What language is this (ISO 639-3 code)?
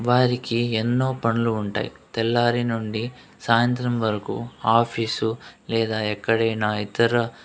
tel